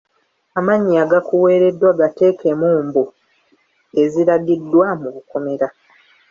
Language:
Ganda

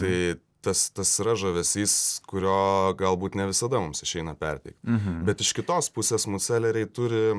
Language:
Lithuanian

